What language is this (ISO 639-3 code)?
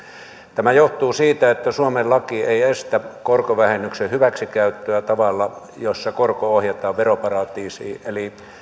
fin